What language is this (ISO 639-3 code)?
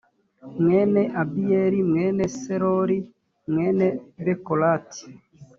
kin